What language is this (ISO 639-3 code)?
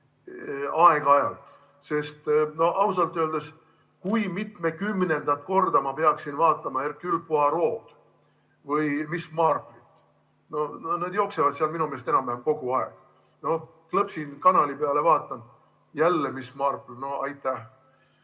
est